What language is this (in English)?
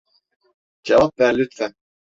Turkish